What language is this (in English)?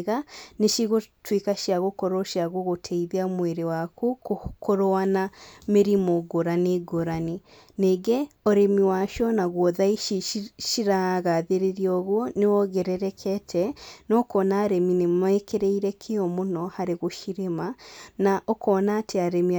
Kikuyu